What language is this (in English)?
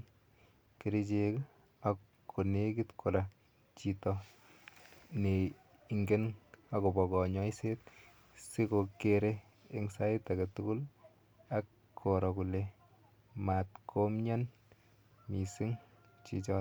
Kalenjin